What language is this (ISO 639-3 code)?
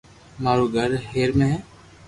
lrk